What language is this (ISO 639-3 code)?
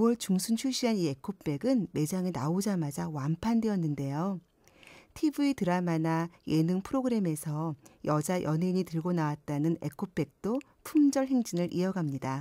kor